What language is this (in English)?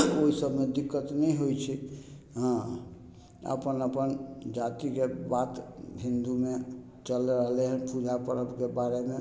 Maithili